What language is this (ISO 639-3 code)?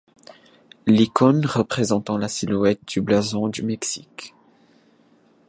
fra